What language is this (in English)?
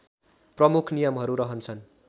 Nepali